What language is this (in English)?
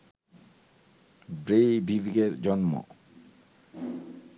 Bangla